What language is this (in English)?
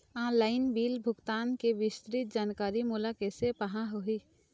Chhattisgarhi